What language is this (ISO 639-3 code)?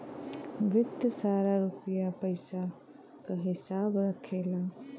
bho